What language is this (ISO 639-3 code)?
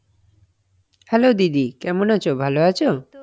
ben